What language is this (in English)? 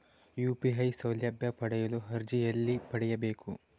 Kannada